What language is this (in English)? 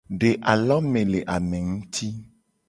Gen